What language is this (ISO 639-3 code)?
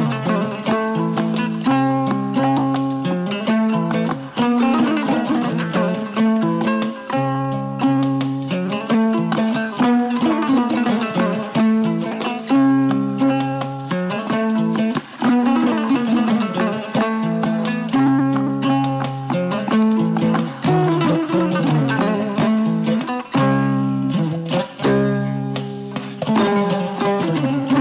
ful